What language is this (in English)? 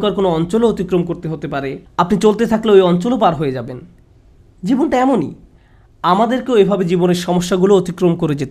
Bangla